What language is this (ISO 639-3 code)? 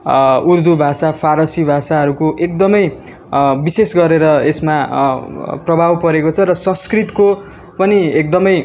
nep